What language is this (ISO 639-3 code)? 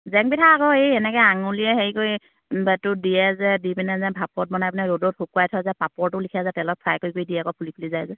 asm